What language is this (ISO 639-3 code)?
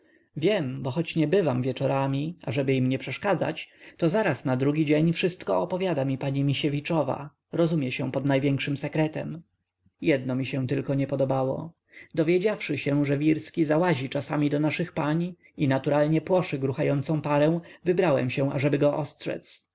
pol